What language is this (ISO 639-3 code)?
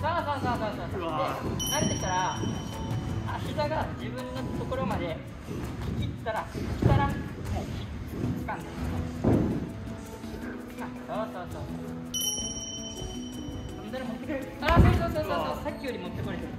jpn